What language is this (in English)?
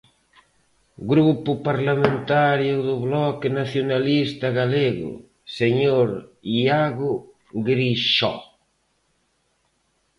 Galician